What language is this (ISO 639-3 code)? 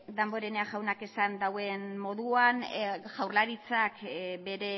eus